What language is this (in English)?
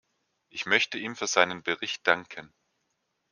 German